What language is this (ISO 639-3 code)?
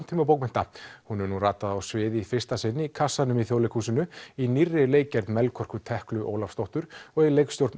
isl